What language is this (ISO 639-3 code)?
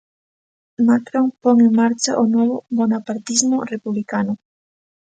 glg